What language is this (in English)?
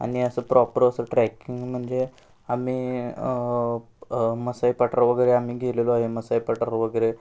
Marathi